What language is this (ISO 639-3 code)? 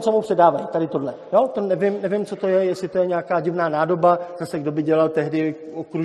ces